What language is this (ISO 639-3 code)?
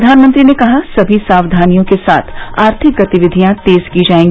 hin